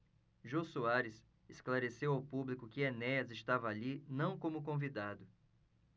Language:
Portuguese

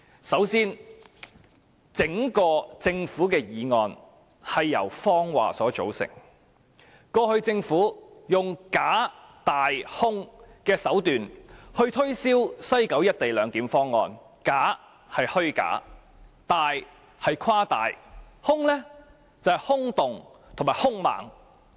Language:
Cantonese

